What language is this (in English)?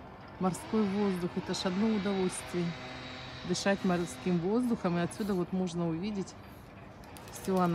Russian